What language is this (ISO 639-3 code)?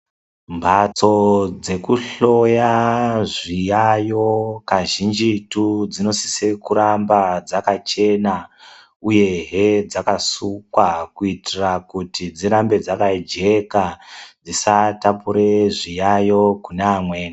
ndc